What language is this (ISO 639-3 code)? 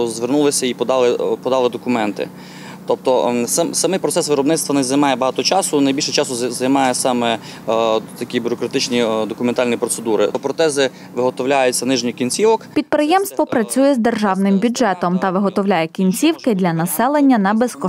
ukr